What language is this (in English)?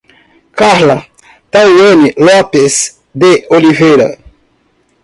Portuguese